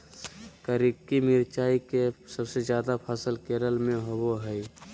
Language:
Magahi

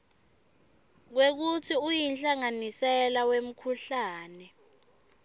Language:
Swati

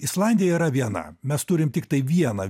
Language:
Lithuanian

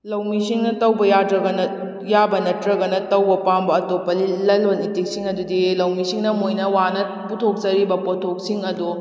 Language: Manipuri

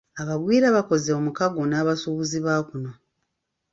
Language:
Ganda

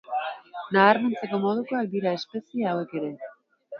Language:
Basque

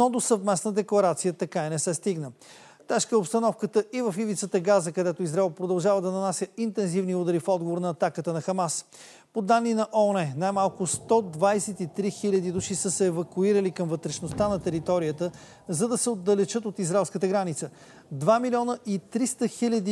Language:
Bulgarian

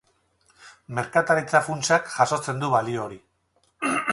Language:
Basque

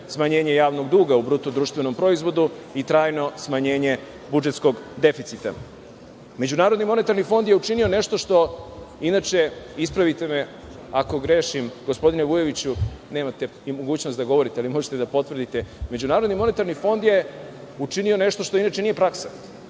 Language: Serbian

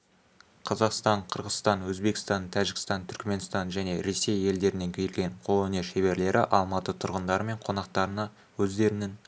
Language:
Kazakh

